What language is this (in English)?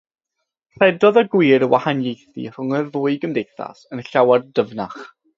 Welsh